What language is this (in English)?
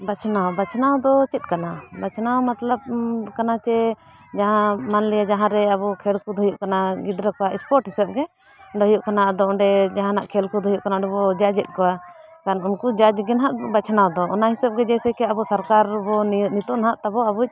Santali